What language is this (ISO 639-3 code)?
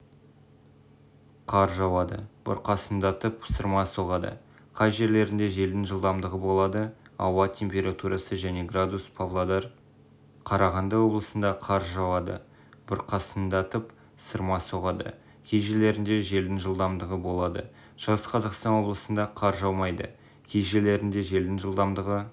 kaz